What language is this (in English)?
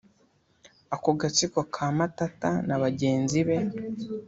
Kinyarwanda